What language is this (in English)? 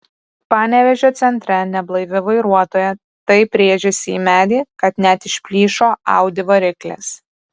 Lithuanian